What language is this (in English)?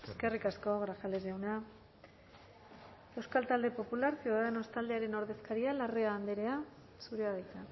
Basque